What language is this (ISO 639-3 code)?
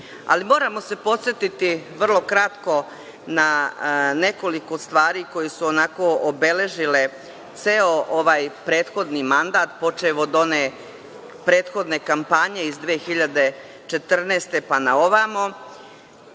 srp